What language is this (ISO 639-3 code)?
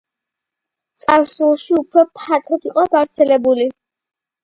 kat